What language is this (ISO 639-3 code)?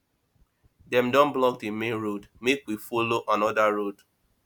pcm